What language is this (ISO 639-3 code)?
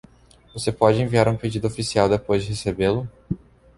por